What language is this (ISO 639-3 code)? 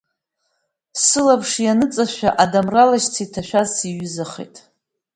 abk